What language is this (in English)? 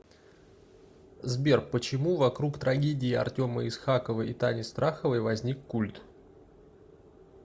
Russian